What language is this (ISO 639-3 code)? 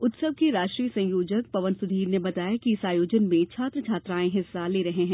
hin